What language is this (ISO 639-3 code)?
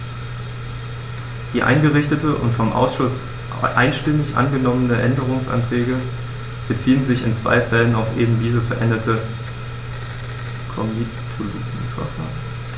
deu